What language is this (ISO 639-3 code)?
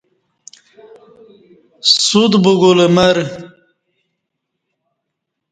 bsh